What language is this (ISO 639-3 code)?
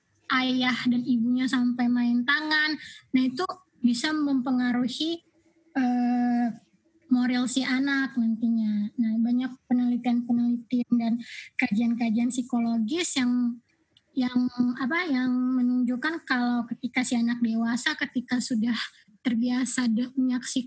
ind